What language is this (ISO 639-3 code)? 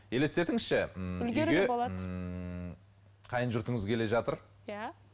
kaz